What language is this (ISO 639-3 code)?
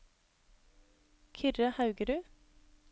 nor